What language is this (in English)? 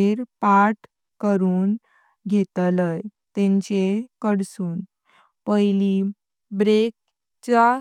Konkani